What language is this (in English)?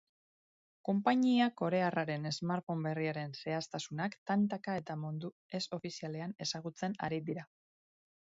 Basque